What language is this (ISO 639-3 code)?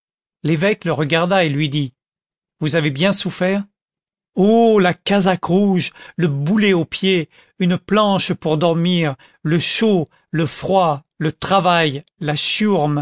fra